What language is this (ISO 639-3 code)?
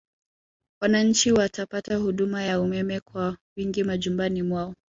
swa